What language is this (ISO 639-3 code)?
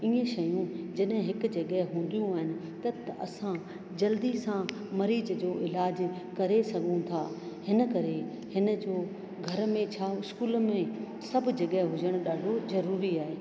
snd